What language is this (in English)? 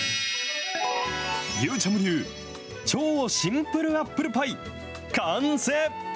Japanese